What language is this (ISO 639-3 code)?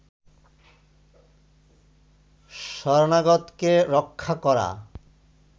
ben